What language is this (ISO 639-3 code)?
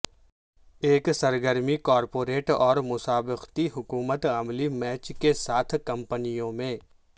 urd